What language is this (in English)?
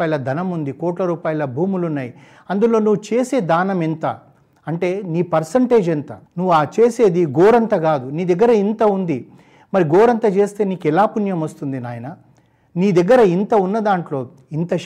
Telugu